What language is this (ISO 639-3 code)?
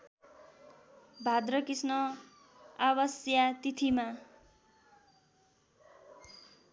nep